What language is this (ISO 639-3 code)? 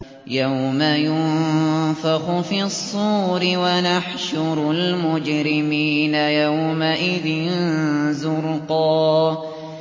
ara